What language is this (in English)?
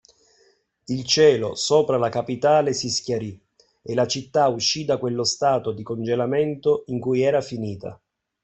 Italian